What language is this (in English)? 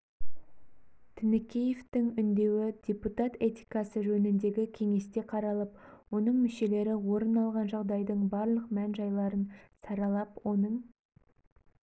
Kazakh